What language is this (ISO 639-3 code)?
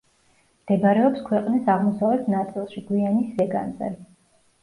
kat